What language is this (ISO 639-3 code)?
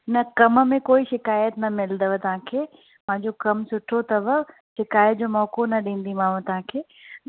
snd